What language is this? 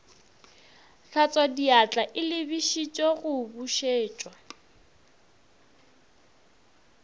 Northern Sotho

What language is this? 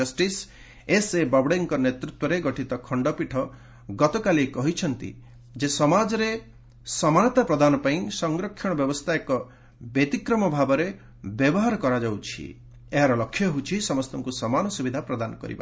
Odia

